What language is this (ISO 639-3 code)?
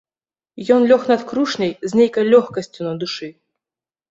bel